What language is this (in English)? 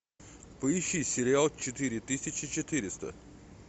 Russian